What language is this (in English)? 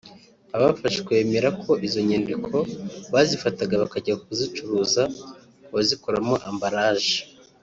Kinyarwanda